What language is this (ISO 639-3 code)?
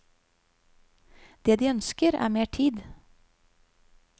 nor